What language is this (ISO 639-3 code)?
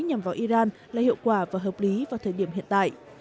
vie